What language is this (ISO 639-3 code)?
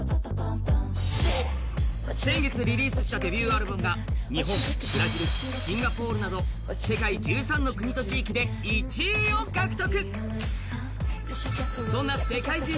jpn